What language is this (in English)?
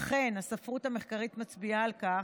Hebrew